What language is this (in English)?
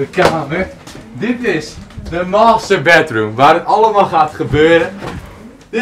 Dutch